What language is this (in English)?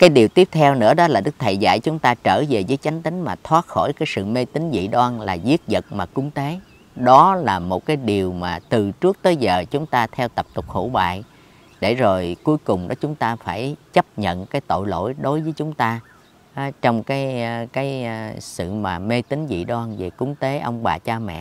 Vietnamese